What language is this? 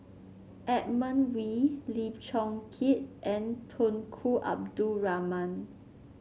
English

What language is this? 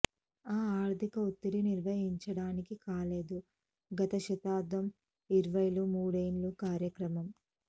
Telugu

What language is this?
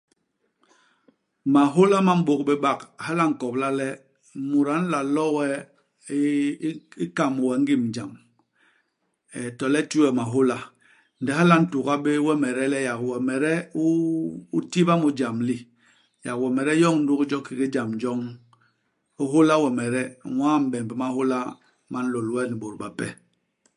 Basaa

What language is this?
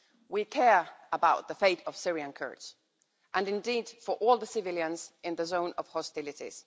English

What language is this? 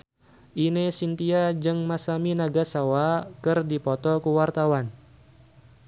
Sundanese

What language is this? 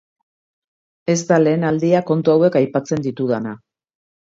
Basque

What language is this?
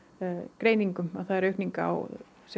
Icelandic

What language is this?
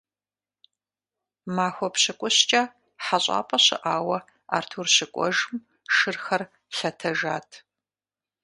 Kabardian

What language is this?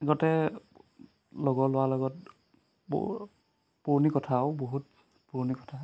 Assamese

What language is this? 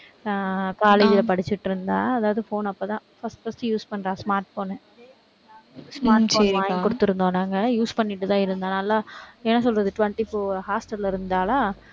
Tamil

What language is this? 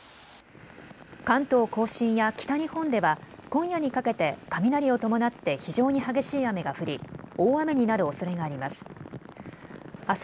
Japanese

